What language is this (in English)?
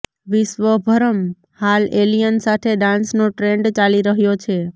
Gujarati